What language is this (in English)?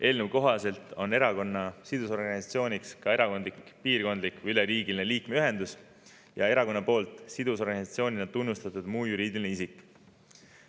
Estonian